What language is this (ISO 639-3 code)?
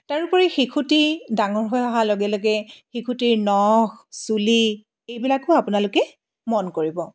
asm